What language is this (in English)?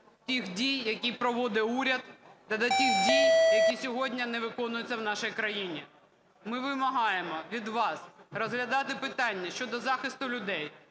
Ukrainian